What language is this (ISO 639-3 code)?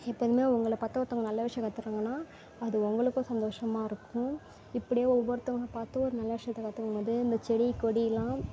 tam